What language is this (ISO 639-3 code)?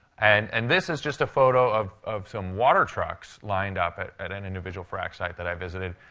eng